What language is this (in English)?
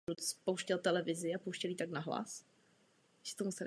Czech